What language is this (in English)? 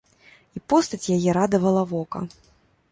Belarusian